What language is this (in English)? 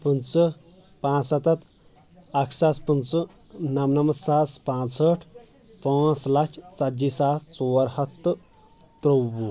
Kashmiri